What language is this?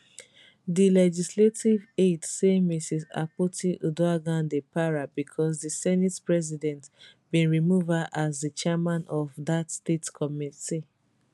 Nigerian Pidgin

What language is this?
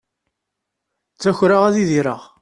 Kabyle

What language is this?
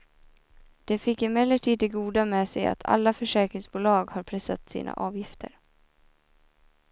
Swedish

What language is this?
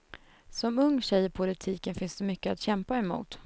Swedish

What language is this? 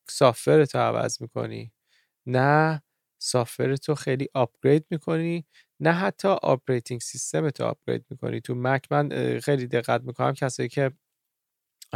Persian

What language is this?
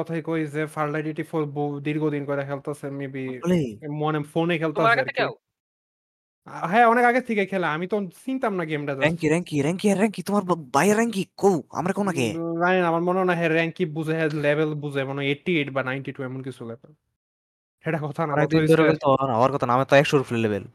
Bangla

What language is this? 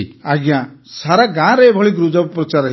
Odia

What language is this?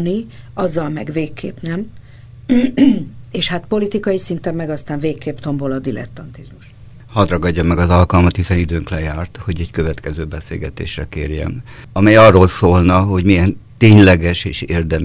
Hungarian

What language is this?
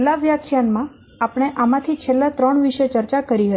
Gujarati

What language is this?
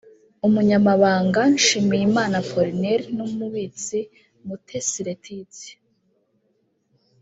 Kinyarwanda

